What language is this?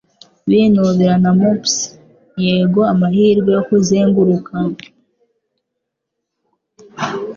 Kinyarwanda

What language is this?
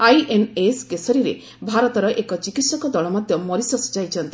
Odia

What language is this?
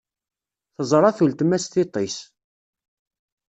Kabyle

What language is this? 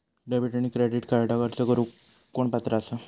Marathi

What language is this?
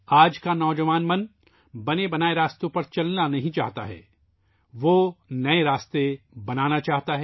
Urdu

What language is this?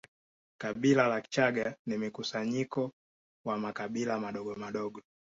Swahili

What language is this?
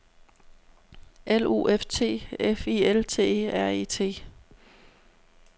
Danish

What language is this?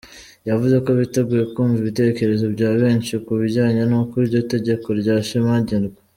Kinyarwanda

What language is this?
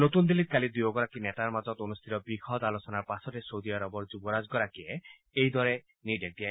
Assamese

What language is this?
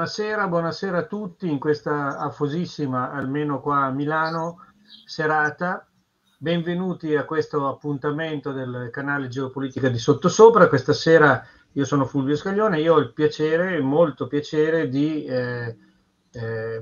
Italian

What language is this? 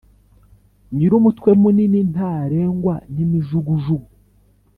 Kinyarwanda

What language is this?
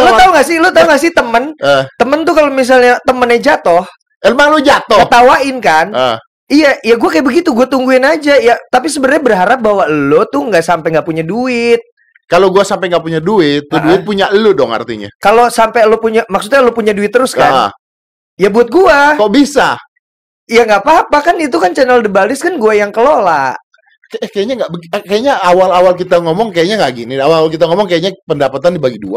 Indonesian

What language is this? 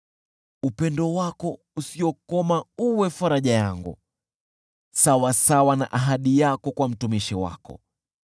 Swahili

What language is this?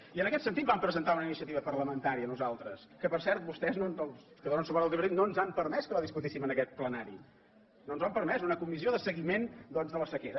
Catalan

